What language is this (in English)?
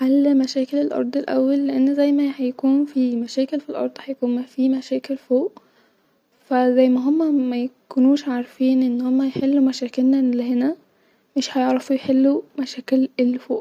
Egyptian Arabic